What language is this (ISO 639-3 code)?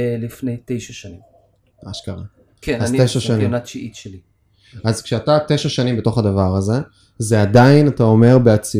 heb